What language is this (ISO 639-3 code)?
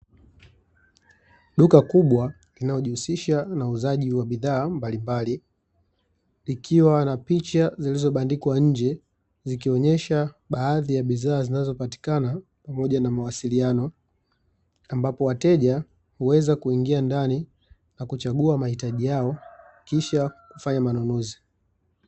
swa